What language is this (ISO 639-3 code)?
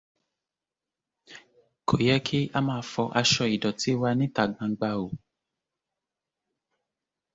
yor